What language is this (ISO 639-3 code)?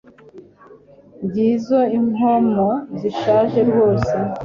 kin